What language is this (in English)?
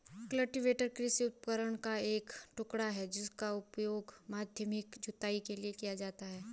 Hindi